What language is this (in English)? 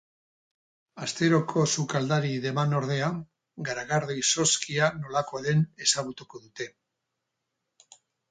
Basque